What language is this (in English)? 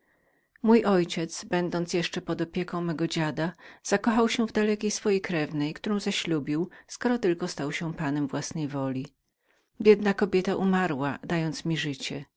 Polish